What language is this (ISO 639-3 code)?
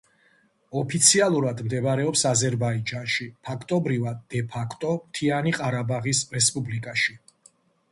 kat